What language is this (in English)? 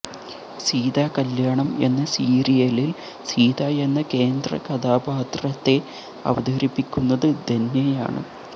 Malayalam